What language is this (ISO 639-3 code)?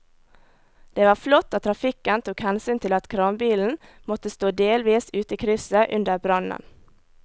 nor